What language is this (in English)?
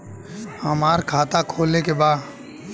Bhojpuri